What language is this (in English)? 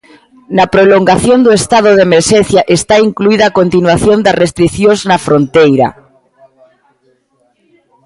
Galician